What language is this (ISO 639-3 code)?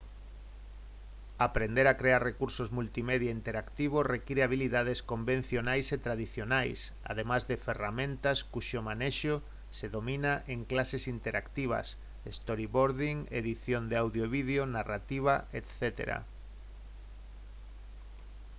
glg